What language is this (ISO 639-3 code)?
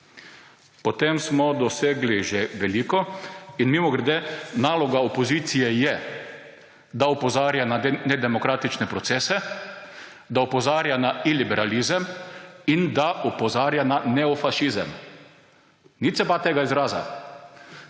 slv